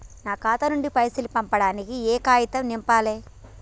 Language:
Telugu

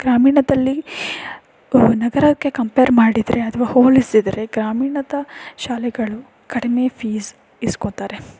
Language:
Kannada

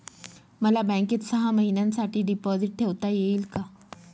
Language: Marathi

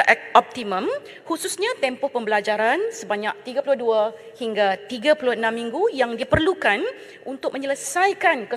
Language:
Malay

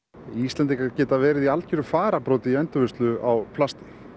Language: Icelandic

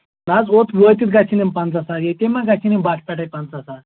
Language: Kashmiri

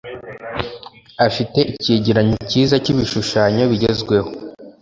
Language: Kinyarwanda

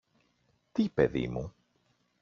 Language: Greek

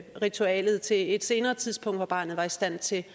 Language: Danish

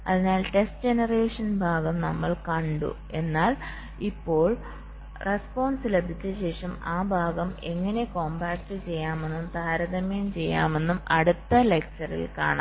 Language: Malayalam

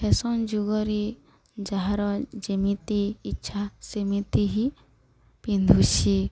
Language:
Odia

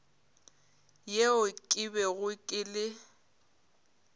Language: Northern Sotho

